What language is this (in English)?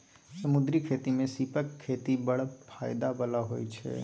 Maithili